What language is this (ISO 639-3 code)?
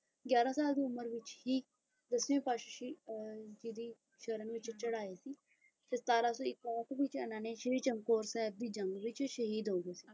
pan